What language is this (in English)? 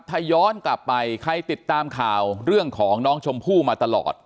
Thai